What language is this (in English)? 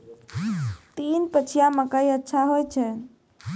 Maithili